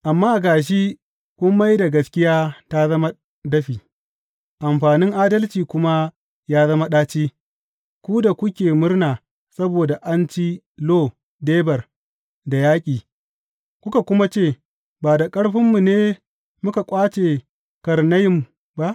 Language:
Hausa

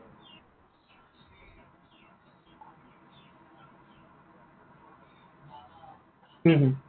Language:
Assamese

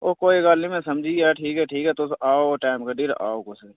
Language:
Dogri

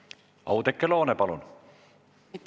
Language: Estonian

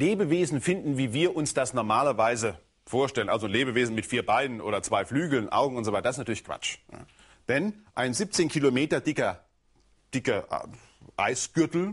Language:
German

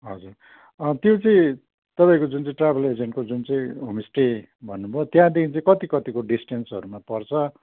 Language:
Nepali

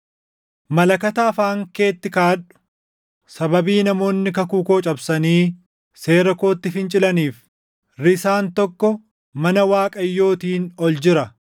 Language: Oromo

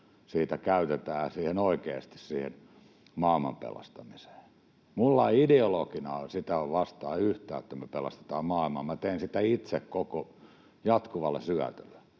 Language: Finnish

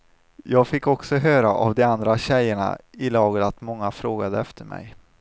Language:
Swedish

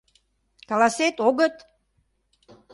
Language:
Mari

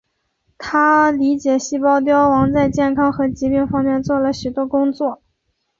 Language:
Chinese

